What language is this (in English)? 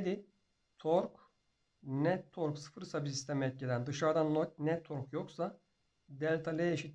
Turkish